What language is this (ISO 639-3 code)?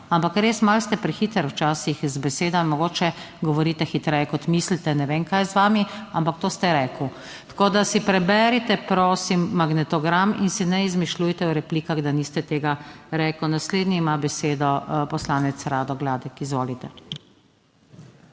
slv